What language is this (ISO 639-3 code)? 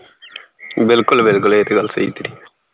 pan